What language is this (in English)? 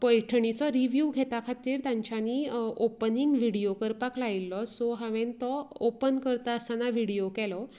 Konkani